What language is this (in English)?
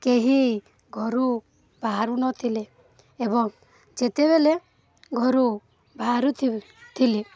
Odia